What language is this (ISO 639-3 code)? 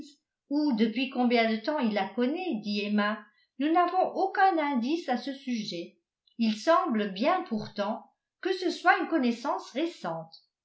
fra